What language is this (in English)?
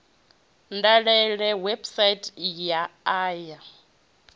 Venda